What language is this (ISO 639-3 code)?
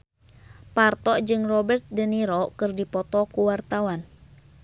sun